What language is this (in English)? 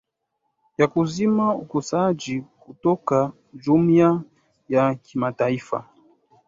Swahili